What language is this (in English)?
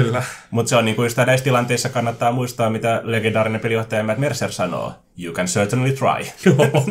Finnish